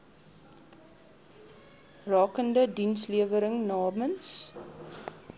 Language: Afrikaans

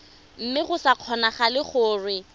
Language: Tswana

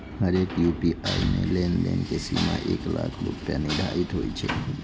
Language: Maithili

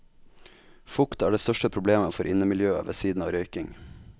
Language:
Norwegian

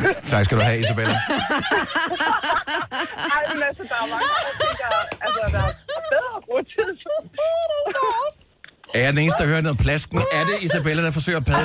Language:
Danish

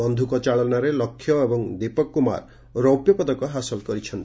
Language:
Odia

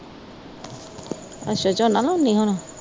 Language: Punjabi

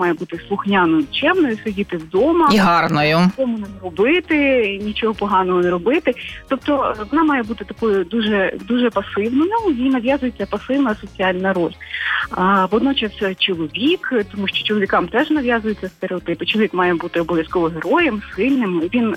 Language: Ukrainian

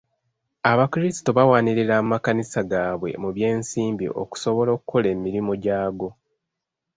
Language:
Ganda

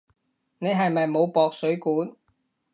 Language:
Cantonese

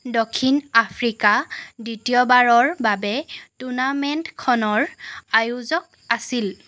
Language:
Assamese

